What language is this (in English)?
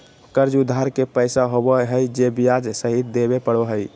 Magahi